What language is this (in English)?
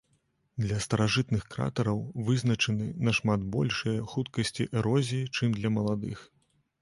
Belarusian